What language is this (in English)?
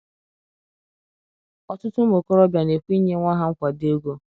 Igbo